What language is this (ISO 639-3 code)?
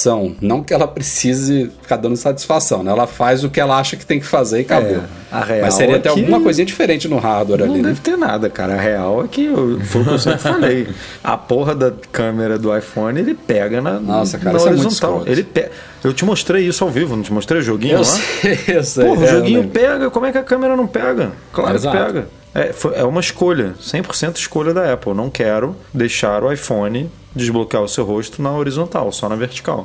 por